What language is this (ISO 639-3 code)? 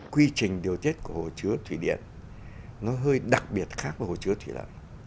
vie